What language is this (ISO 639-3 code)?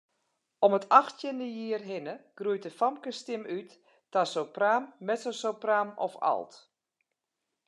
fry